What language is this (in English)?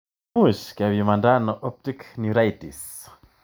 Kalenjin